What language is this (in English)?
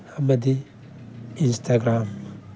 Manipuri